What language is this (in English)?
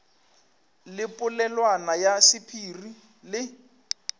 Northern Sotho